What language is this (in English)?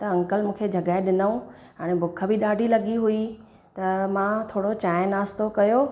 Sindhi